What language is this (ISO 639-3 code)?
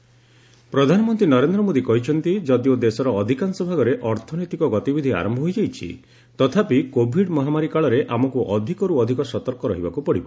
ori